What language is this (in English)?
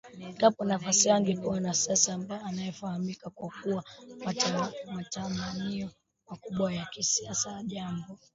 Swahili